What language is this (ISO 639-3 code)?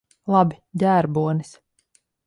lav